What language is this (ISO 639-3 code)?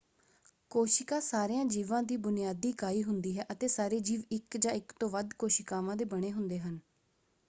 pan